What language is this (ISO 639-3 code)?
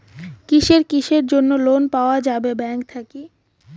ben